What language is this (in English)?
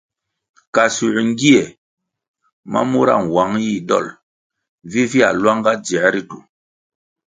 Kwasio